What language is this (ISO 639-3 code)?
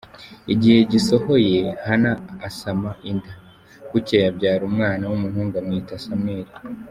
kin